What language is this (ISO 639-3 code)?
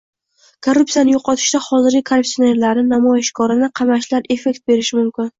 uzb